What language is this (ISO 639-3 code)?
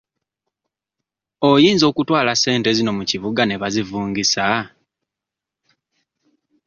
lug